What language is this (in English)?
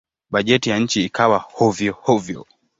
Swahili